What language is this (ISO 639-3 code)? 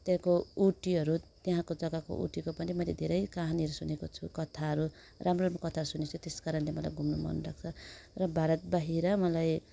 nep